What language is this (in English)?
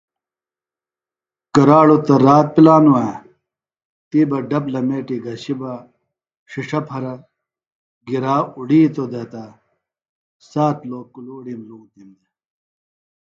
Phalura